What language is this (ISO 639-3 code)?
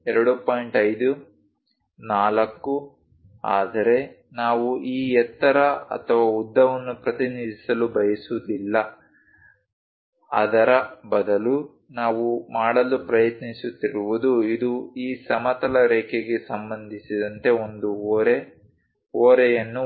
kan